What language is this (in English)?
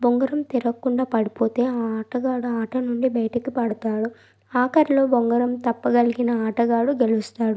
Telugu